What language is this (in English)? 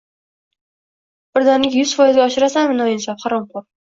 Uzbek